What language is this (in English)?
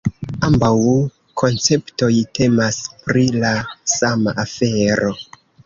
Esperanto